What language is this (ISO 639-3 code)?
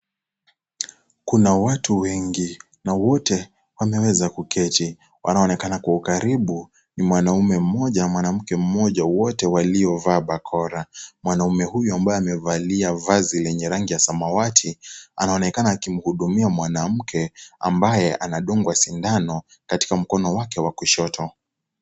swa